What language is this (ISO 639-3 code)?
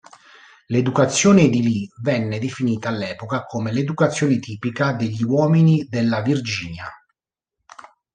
ita